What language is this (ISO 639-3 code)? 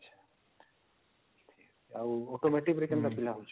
ori